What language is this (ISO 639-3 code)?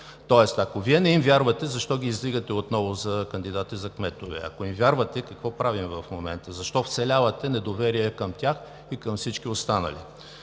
bul